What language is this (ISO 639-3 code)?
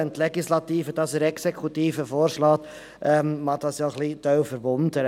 gsw